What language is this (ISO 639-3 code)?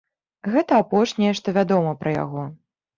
bel